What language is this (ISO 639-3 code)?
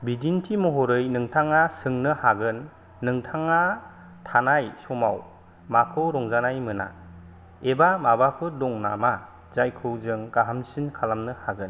brx